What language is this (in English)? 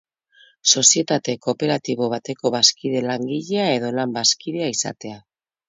Basque